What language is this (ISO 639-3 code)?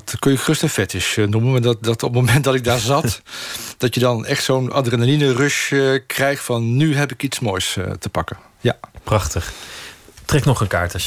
nld